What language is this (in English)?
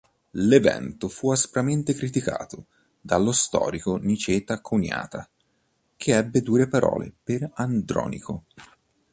Italian